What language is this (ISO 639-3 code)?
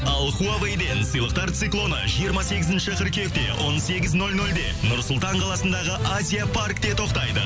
kaz